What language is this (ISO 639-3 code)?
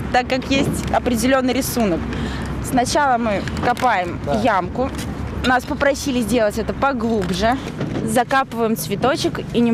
rus